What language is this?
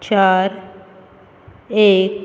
Konkani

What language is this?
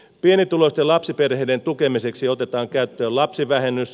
Finnish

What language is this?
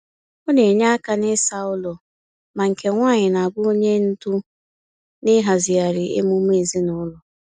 Igbo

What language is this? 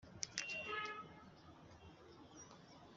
Kinyarwanda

